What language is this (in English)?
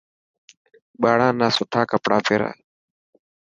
Dhatki